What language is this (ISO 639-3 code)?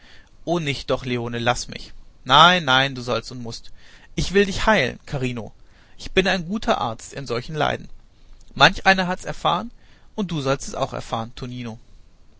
deu